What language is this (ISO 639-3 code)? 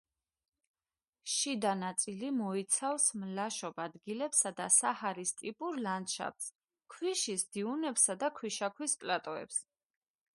kat